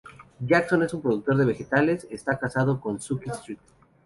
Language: Spanish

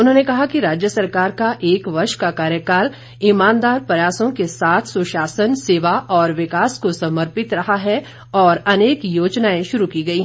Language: Hindi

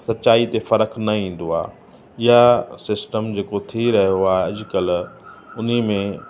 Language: Sindhi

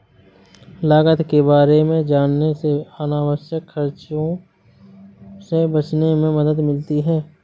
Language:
Hindi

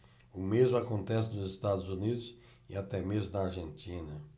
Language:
Portuguese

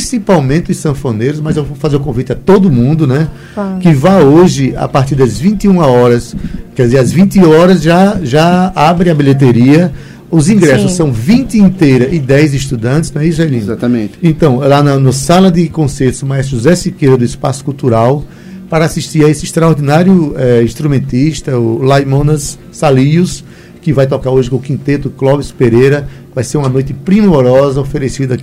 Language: Portuguese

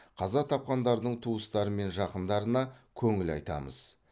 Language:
Kazakh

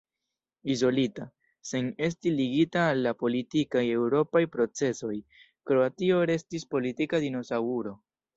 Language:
Esperanto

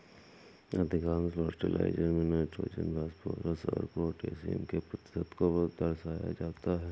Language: Hindi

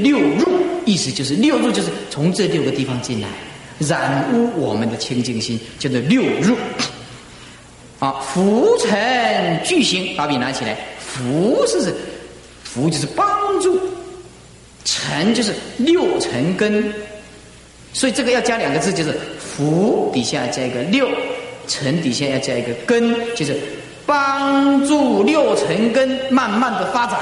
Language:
Chinese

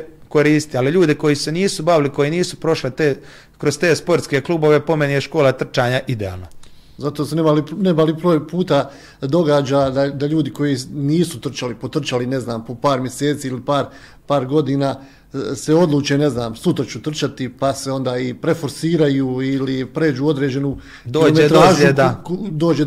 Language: Croatian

